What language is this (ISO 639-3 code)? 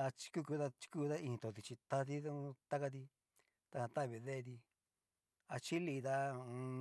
miu